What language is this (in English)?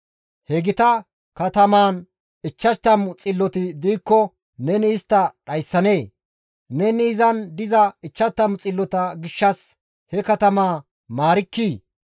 Gamo